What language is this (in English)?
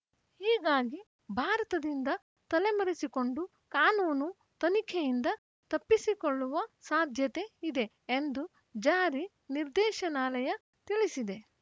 Kannada